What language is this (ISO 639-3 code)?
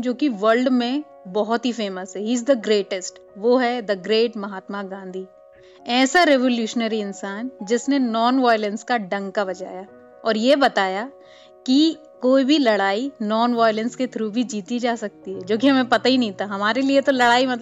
hin